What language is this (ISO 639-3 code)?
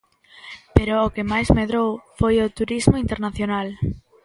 glg